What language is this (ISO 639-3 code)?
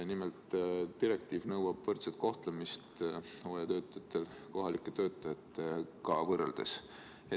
est